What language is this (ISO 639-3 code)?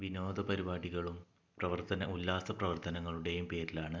mal